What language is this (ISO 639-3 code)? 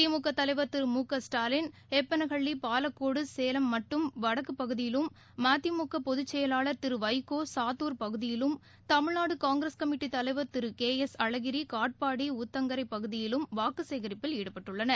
tam